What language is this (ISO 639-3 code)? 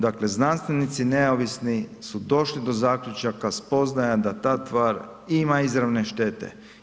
hrv